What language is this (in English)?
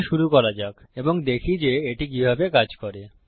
Bangla